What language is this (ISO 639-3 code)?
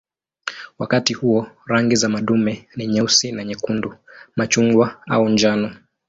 swa